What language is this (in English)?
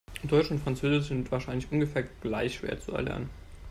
German